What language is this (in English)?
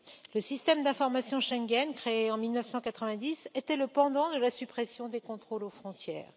French